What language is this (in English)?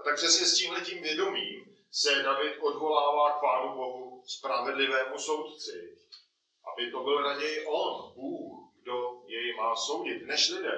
Czech